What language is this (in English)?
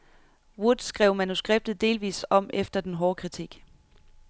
Danish